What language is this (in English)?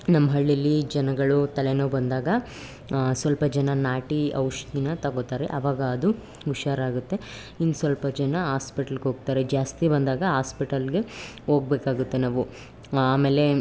Kannada